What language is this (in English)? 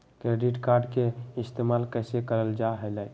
Magahi